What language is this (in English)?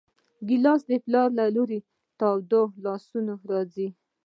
Pashto